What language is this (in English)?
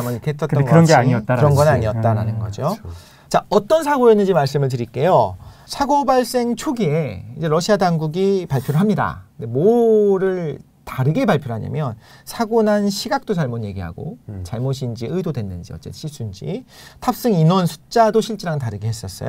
Korean